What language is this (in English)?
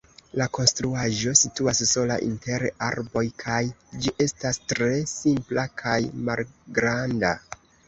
Esperanto